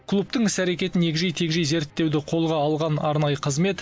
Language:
Kazakh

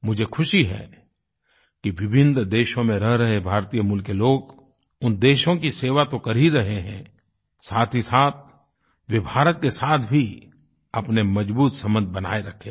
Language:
Hindi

